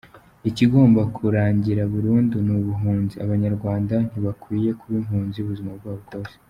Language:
Kinyarwanda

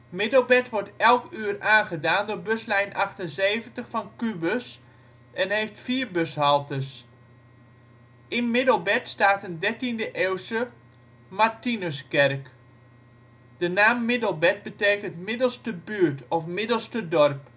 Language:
Dutch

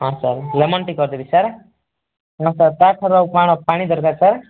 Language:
Odia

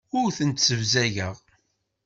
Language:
Kabyle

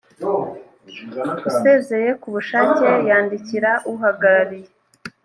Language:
Kinyarwanda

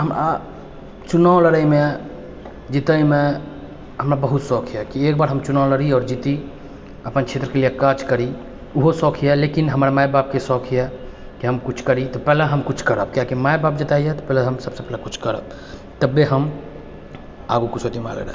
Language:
Maithili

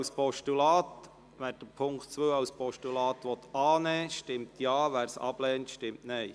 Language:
Swiss German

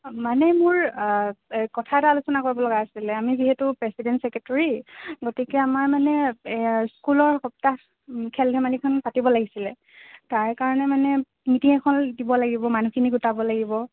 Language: Assamese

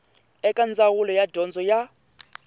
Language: Tsonga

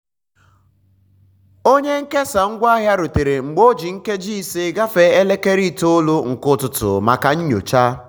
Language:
Igbo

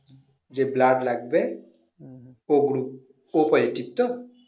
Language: Bangla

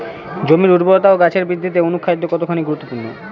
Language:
Bangla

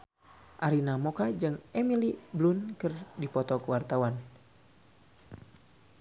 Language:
Sundanese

